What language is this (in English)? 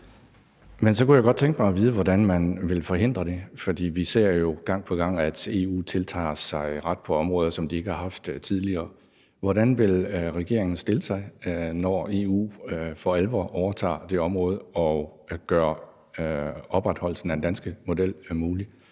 Danish